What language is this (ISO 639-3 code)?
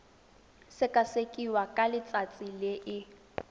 tsn